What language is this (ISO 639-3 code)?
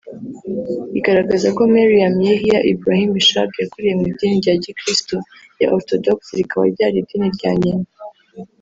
kin